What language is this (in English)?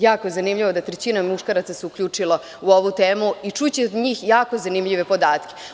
Serbian